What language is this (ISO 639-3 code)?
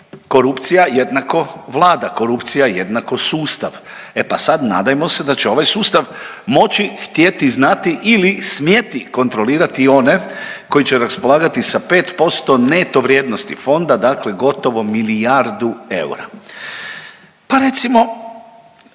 hrv